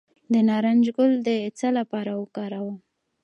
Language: Pashto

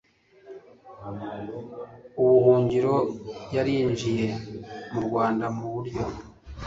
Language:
Kinyarwanda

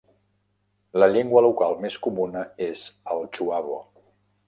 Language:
Catalan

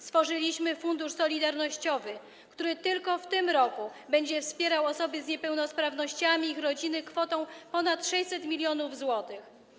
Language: Polish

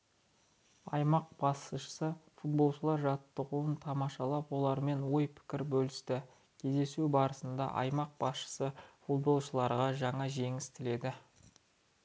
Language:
Kazakh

